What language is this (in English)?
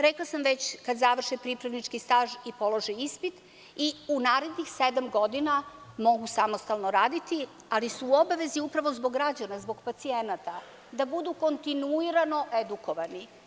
Serbian